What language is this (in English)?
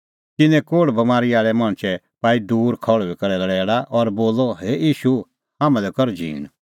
Kullu Pahari